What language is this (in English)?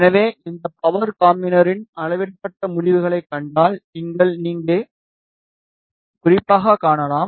Tamil